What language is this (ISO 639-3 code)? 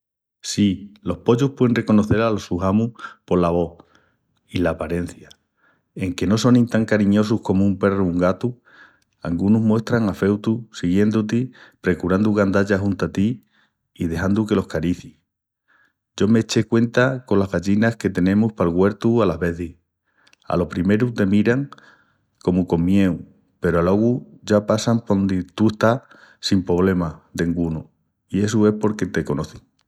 ext